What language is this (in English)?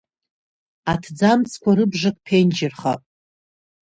Abkhazian